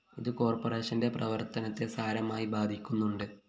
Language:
Malayalam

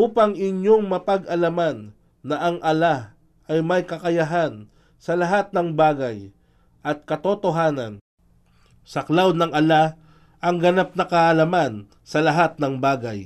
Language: Filipino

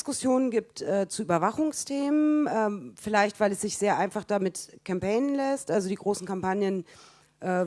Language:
German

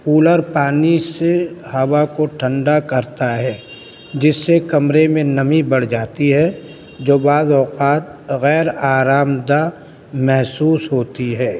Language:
Urdu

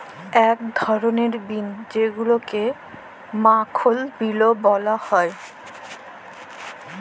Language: Bangla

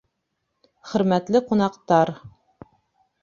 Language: Bashkir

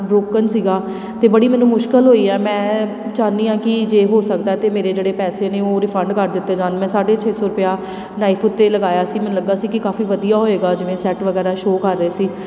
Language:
Punjabi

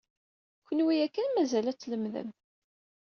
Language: Kabyle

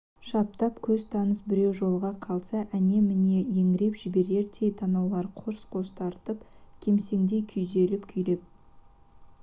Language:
Kazakh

